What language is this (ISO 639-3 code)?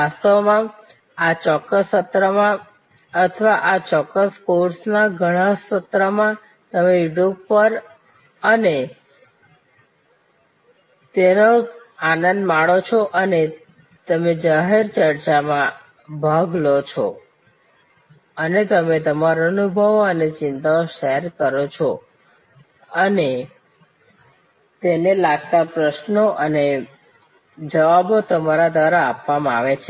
guj